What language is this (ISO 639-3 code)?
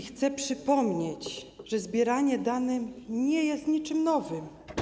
pol